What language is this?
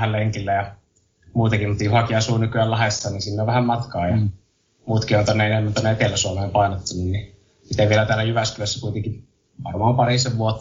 Finnish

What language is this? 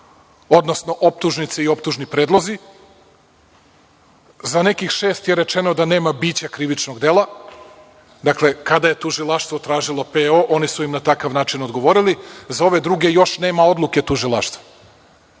Serbian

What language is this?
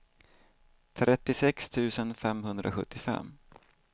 Swedish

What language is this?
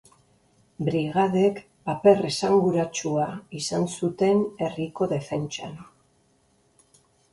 Basque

